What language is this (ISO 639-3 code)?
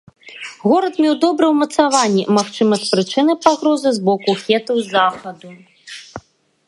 bel